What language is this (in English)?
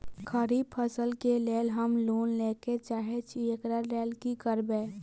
Maithili